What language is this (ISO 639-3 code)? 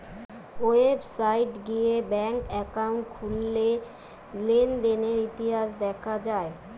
ben